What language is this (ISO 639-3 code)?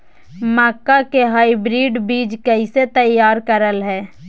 mag